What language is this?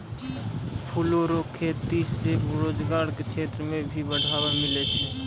Maithili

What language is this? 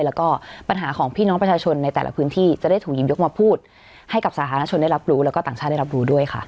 Thai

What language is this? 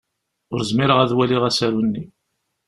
Kabyle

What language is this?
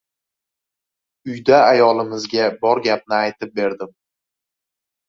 Uzbek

